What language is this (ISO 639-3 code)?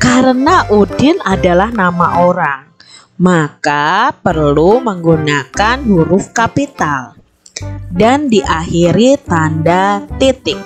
ind